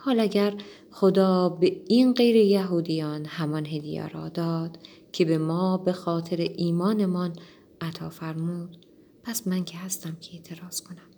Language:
Persian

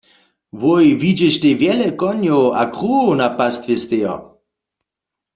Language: Upper Sorbian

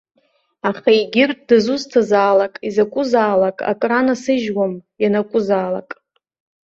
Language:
Abkhazian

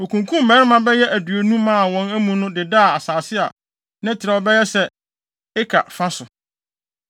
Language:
Akan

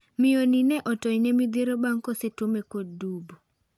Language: Luo (Kenya and Tanzania)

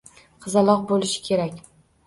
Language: Uzbek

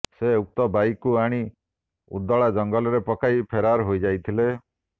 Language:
Odia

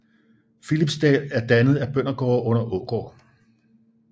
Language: Danish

